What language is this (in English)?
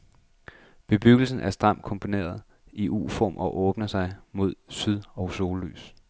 Danish